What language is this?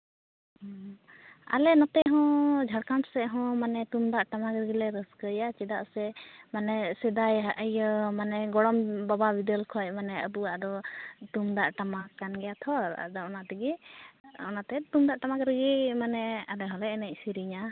Santali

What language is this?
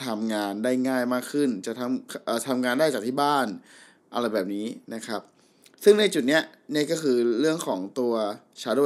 Thai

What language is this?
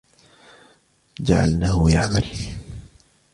Arabic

